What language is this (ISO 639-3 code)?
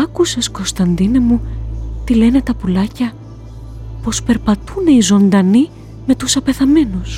ell